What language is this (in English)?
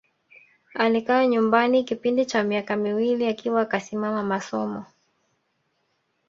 Swahili